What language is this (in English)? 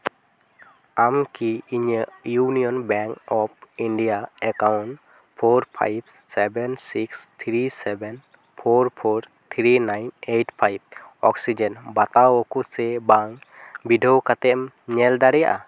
Santali